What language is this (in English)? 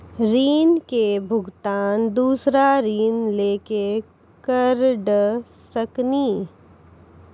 Maithili